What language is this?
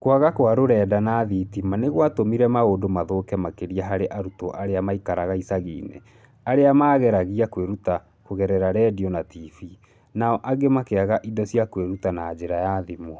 Kikuyu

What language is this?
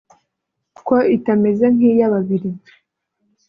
Kinyarwanda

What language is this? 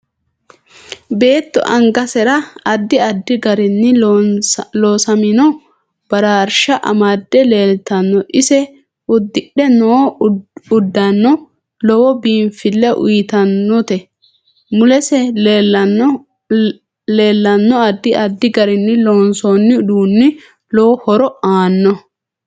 Sidamo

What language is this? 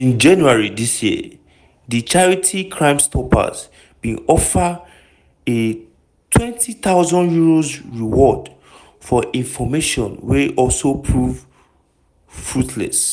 Nigerian Pidgin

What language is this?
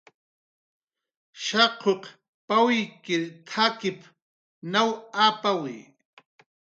Jaqaru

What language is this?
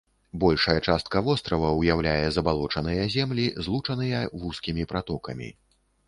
Belarusian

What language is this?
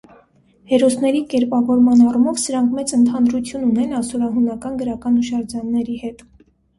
Armenian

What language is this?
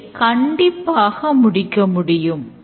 Tamil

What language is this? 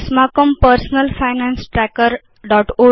Sanskrit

